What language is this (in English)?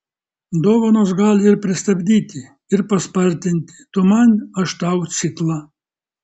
Lithuanian